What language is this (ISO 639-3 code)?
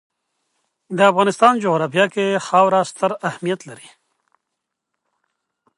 pus